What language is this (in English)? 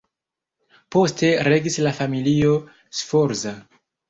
Esperanto